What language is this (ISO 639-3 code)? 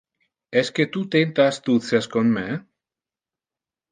ina